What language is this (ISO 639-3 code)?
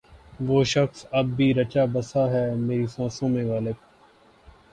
urd